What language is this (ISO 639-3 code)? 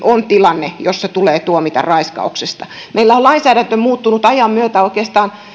fin